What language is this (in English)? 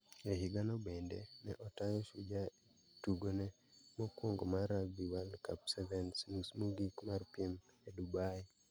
Luo (Kenya and Tanzania)